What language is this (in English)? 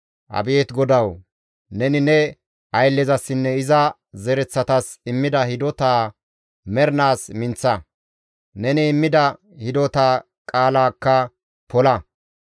Gamo